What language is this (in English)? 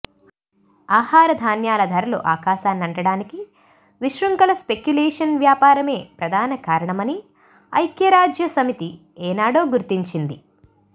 Telugu